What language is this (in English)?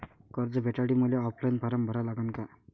Marathi